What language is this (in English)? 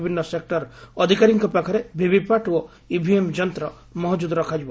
Odia